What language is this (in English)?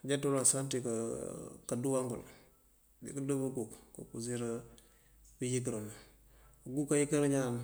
Mandjak